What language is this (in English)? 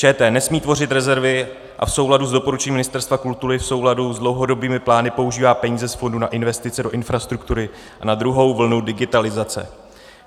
Czech